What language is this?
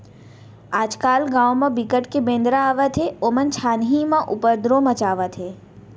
Chhattisgarhi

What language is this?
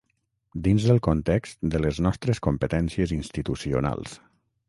Catalan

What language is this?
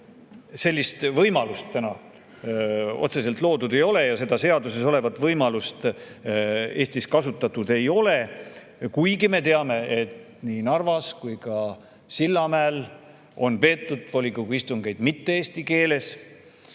Estonian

